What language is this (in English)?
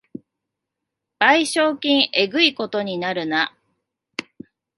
Japanese